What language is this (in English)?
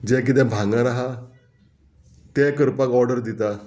Konkani